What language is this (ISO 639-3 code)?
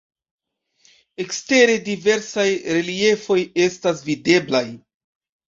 epo